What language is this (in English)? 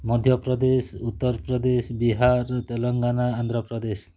Odia